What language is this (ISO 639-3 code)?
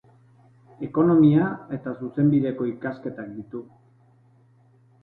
eus